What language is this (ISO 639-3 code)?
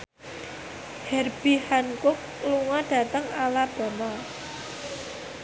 jav